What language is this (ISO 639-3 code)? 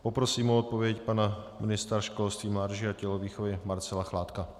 ces